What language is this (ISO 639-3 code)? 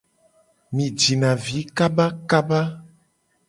gej